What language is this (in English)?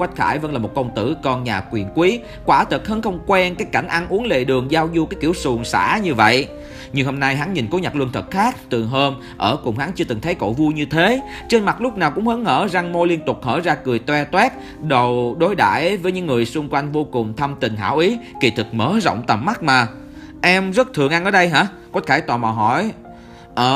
Vietnamese